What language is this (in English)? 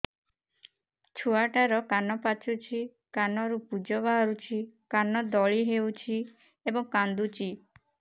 Odia